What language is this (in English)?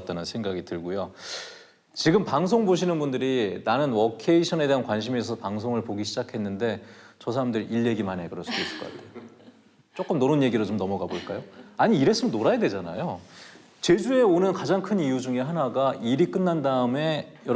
Korean